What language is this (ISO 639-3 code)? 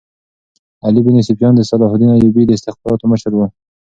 pus